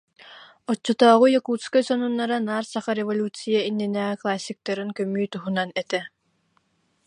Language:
Yakut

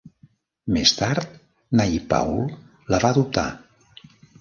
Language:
Catalan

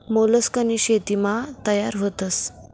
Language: Marathi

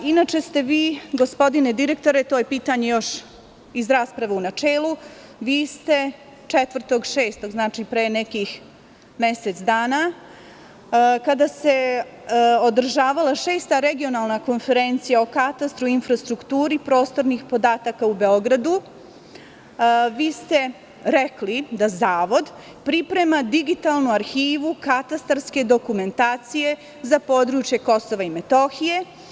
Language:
Serbian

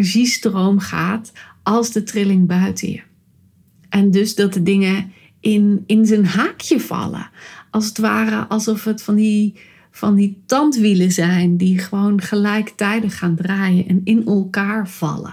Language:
Dutch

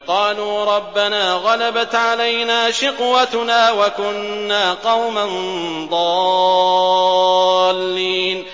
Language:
Arabic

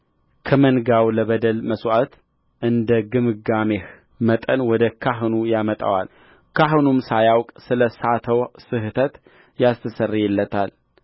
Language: Amharic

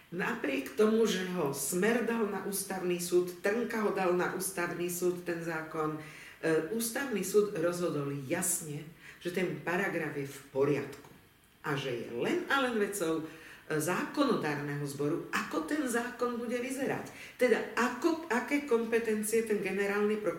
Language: Slovak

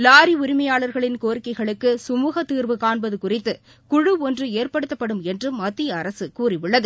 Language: Tamil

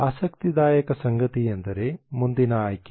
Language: Kannada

